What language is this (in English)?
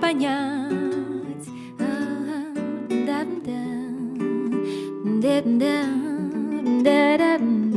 Russian